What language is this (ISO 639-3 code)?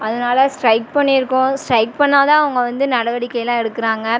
tam